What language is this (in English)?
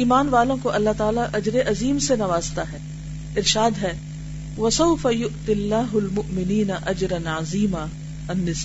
Urdu